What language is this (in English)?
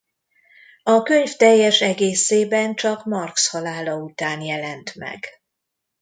Hungarian